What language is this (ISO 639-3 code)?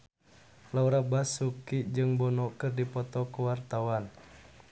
sun